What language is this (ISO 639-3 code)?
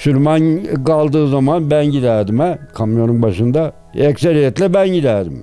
tur